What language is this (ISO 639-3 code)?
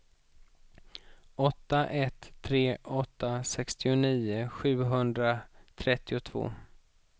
swe